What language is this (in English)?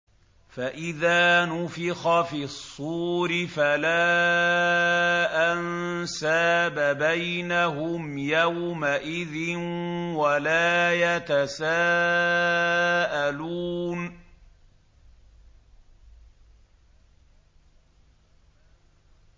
Arabic